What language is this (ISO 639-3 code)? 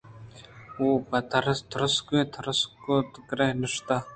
bgp